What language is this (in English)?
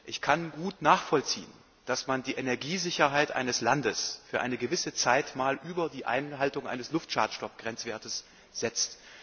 German